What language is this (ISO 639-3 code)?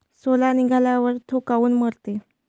mar